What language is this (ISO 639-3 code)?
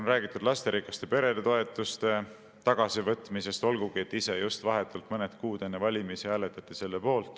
est